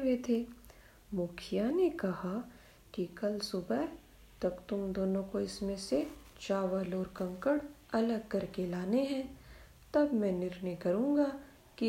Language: Hindi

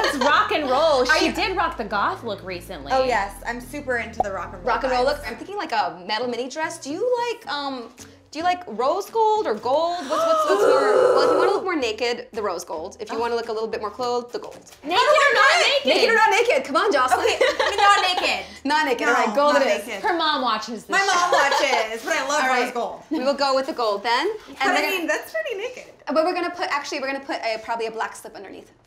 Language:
English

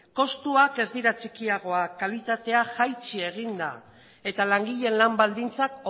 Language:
Basque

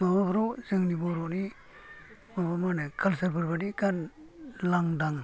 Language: Bodo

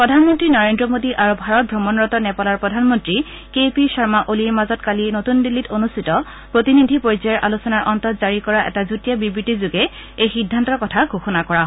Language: Assamese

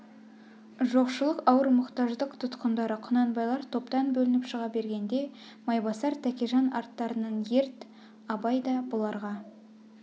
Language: Kazakh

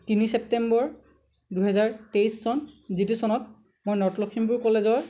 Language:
Assamese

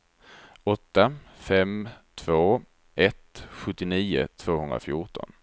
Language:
Swedish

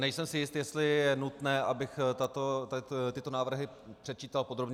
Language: Czech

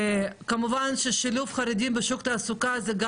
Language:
Hebrew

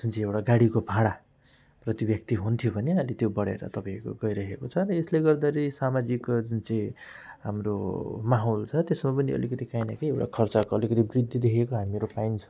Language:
Nepali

